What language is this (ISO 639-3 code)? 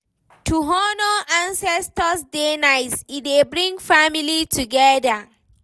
pcm